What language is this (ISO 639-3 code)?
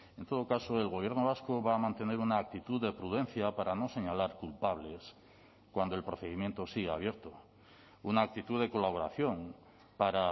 spa